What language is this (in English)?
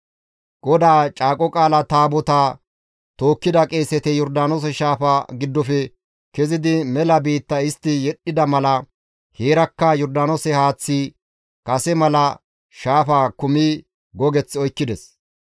Gamo